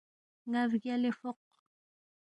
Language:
Balti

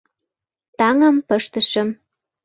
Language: Mari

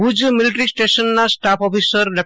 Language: Gujarati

